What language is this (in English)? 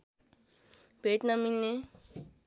Nepali